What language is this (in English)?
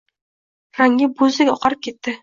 Uzbek